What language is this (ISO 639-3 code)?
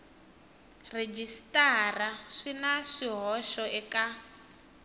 tso